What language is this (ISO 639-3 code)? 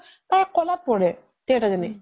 asm